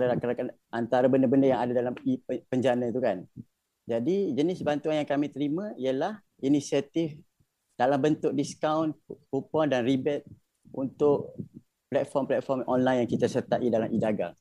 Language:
Malay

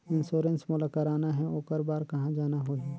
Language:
Chhattisgarhi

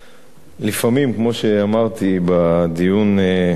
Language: Hebrew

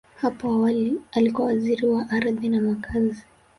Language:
Swahili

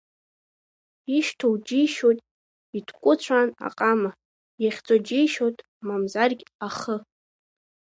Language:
Abkhazian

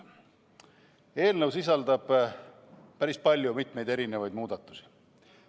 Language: Estonian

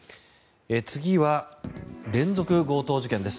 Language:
Japanese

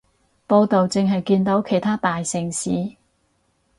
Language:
Cantonese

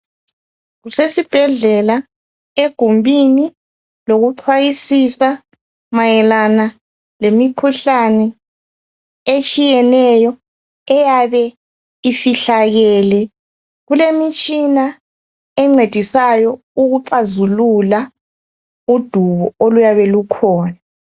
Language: North Ndebele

